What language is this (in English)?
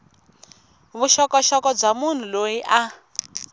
Tsonga